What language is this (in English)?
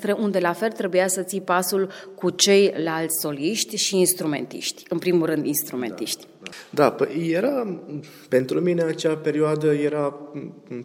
Romanian